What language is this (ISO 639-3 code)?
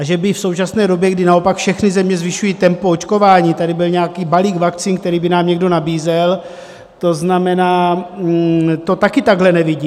ces